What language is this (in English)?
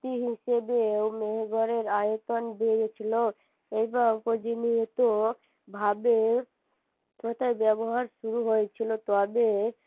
Bangla